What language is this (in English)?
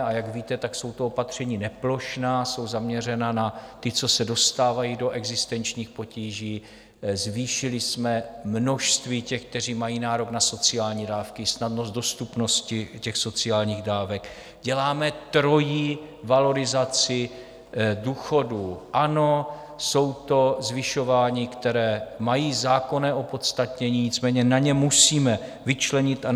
Czech